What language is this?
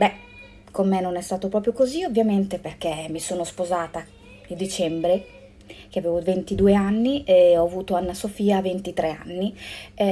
Italian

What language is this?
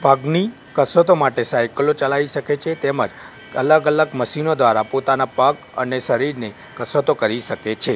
Gujarati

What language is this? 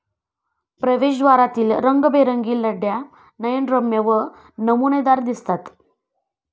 Marathi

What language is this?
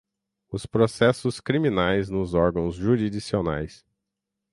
Portuguese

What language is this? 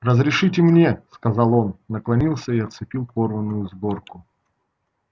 Russian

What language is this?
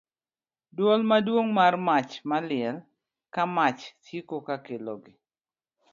Luo (Kenya and Tanzania)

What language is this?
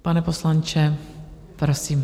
Czech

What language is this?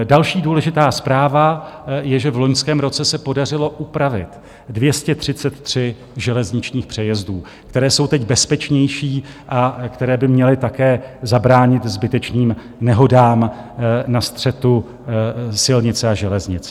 Czech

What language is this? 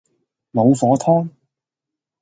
Cantonese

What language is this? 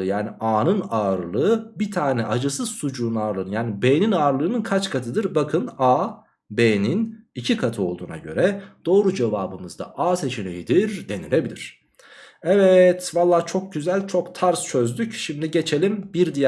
Turkish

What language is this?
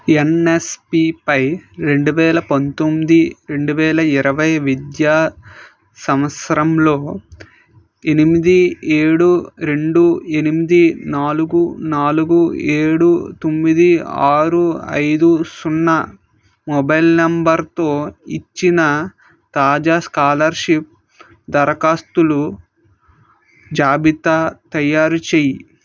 Telugu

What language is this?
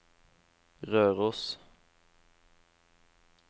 Norwegian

